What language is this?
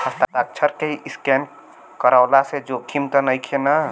Bhojpuri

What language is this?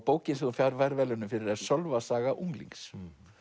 Icelandic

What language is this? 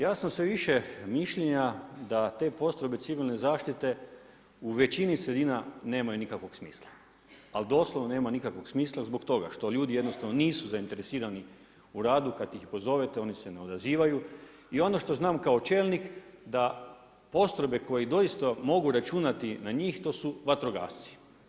Croatian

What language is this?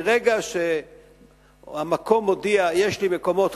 Hebrew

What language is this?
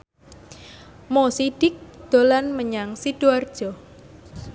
Javanese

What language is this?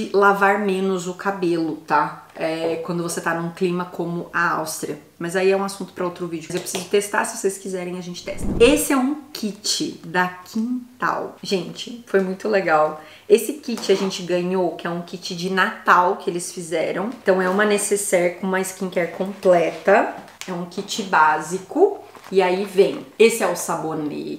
Portuguese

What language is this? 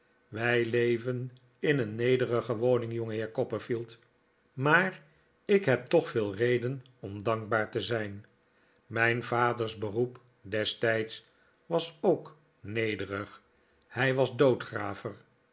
Dutch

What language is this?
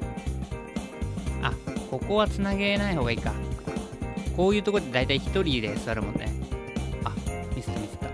Japanese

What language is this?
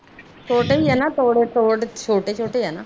Punjabi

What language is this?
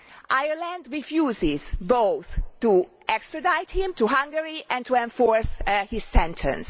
English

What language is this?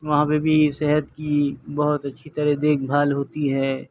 Urdu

